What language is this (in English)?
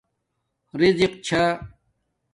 Domaaki